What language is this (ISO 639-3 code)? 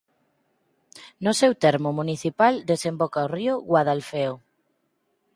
glg